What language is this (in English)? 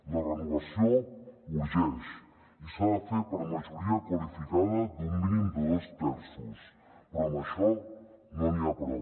Catalan